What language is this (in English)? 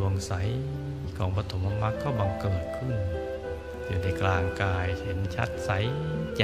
Thai